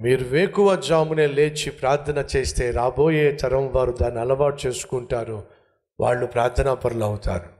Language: Telugu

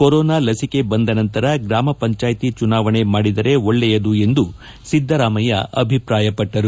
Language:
Kannada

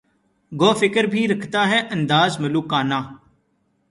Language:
Urdu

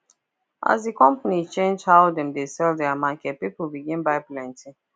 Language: Nigerian Pidgin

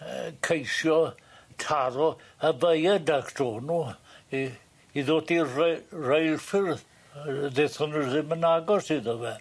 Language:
Welsh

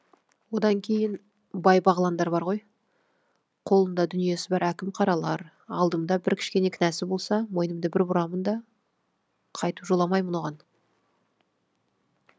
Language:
Kazakh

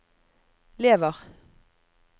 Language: Norwegian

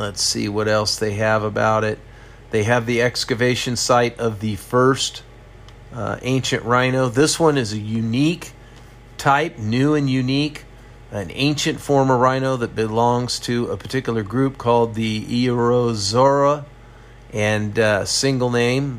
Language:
English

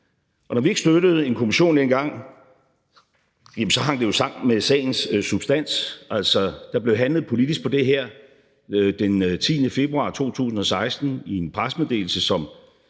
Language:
Danish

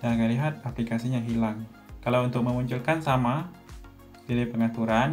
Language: Indonesian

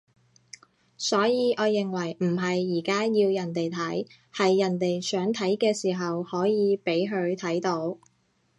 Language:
Cantonese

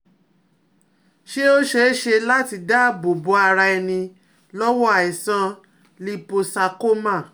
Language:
Yoruba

